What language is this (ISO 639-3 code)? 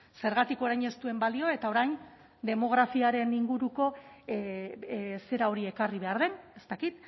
eus